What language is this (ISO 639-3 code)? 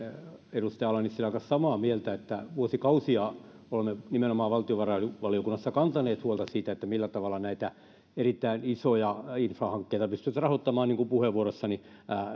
fin